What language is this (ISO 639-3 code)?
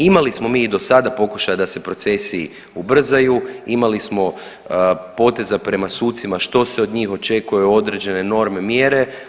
hrv